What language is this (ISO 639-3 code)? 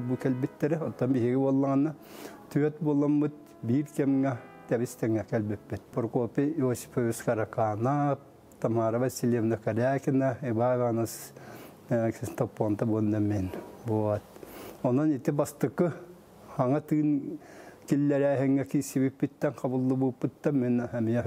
tur